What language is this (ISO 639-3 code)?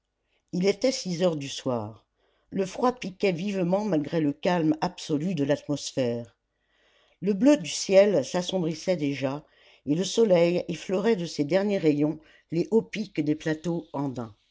fra